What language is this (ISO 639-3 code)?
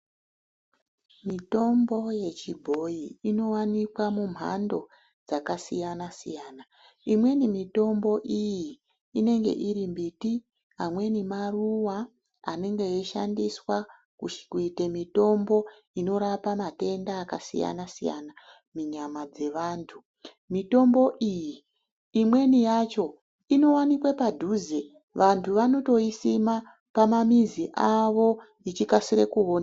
ndc